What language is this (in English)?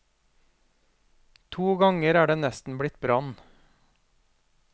Norwegian